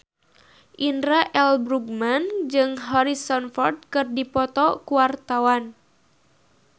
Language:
Sundanese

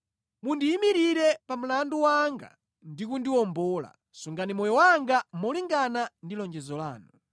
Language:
Nyanja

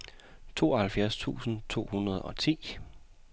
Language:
Danish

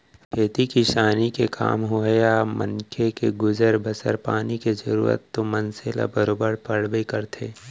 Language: Chhattisgarhi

